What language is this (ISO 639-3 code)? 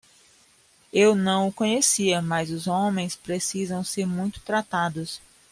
por